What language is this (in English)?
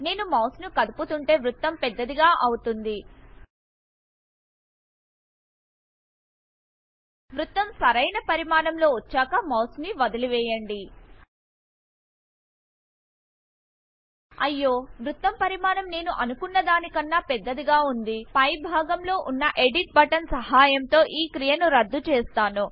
Telugu